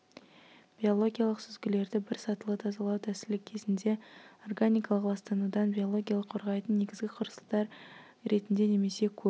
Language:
Kazakh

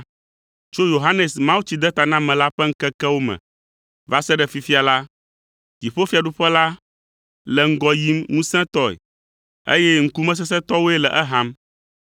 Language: Ewe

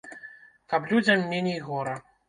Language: Belarusian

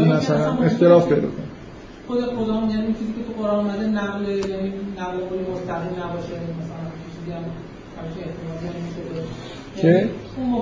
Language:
Persian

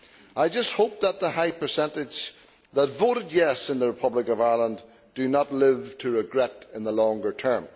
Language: English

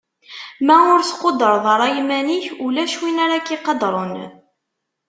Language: Kabyle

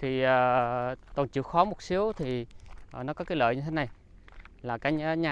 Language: Vietnamese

